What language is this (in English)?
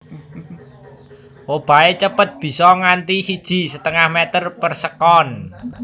Javanese